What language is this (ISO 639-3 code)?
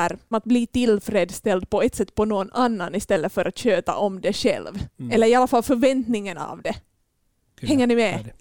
swe